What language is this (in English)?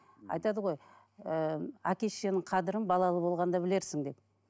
Kazakh